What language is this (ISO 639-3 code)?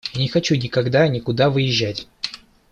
rus